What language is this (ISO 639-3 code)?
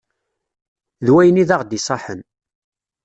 kab